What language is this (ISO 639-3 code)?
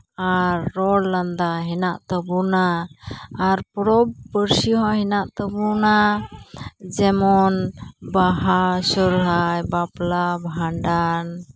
sat